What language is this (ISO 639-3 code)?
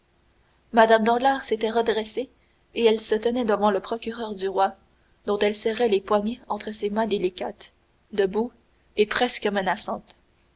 fra